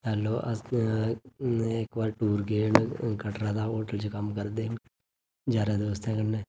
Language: Dogri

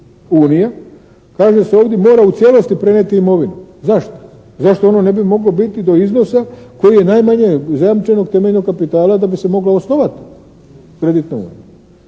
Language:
Croatian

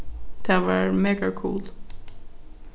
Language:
Faroese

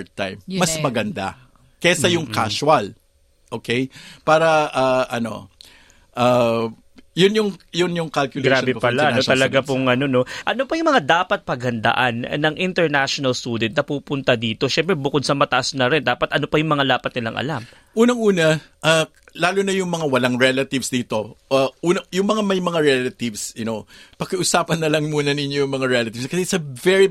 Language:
Filipino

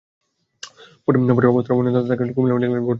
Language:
Bangla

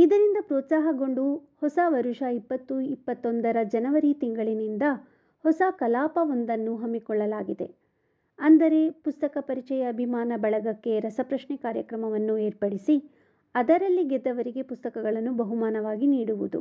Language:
Kannada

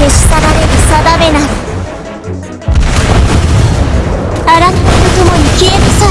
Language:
Japanese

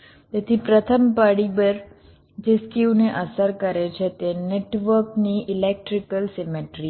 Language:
Gujarati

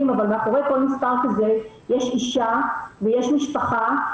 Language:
Hebrew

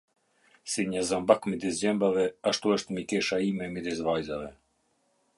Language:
Albanian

